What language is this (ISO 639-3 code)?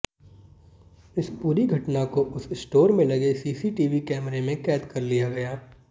hin